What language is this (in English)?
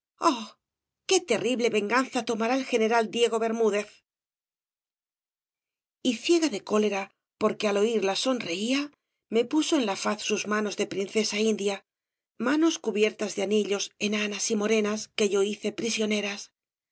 Spanish